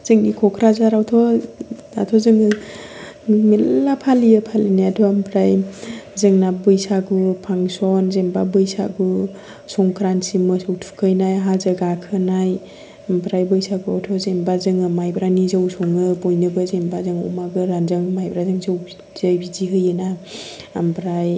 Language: Bodo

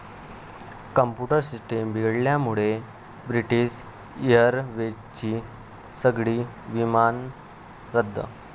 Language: Marathi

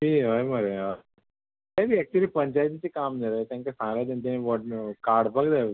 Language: Konkani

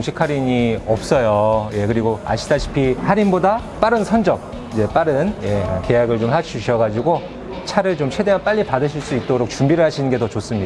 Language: Korean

